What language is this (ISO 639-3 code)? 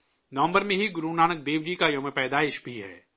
urd